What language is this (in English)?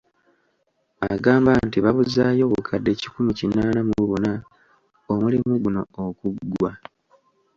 Ganda